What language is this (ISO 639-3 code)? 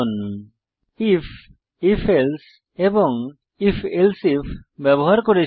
ben